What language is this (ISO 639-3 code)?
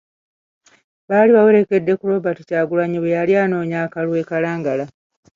lug